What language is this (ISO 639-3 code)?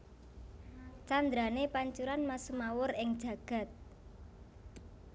jav